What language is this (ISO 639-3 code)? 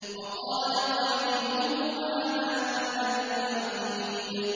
ara